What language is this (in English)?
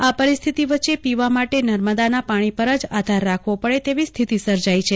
Gujarati